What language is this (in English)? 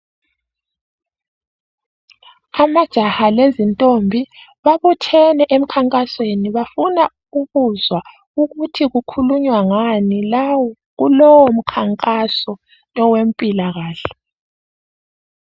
North Ndebele